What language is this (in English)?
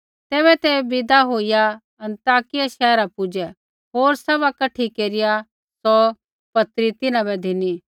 Kullu Pahari